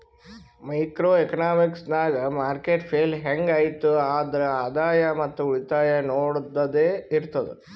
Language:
Kannada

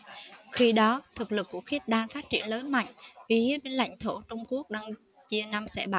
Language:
Vietnamese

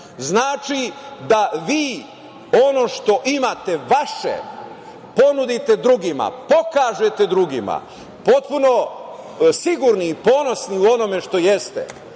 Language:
Serbian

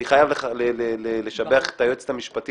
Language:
Hebrew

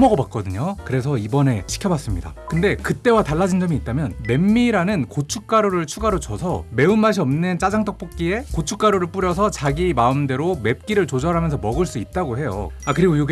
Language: Korean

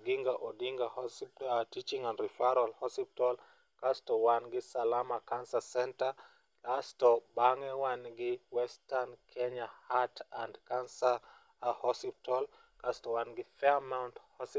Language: Luo (Kenya and Tanzania)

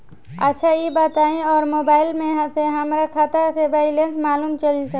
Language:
Bhojpuri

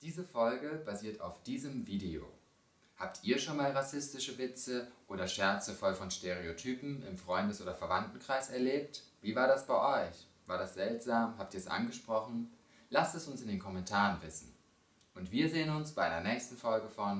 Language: German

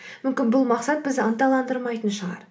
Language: Kazakh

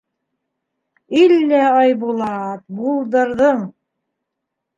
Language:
Bashkir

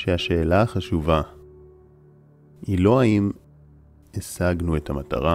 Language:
Hebrew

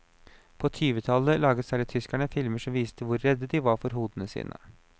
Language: Norwegian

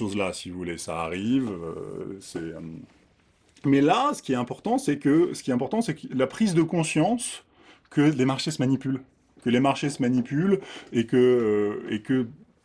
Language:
French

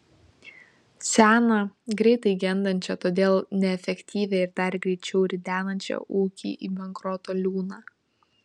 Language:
Lithuanian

